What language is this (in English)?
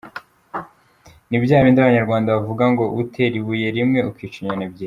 Kinyarwanda